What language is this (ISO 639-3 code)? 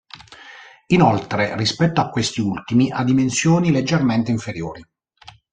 ita